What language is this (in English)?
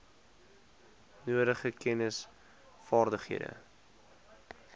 Afrikaans